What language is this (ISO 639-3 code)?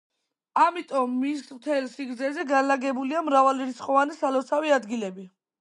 kat